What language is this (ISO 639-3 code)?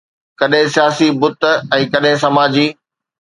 snd